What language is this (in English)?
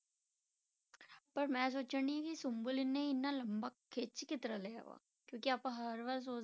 Punjabi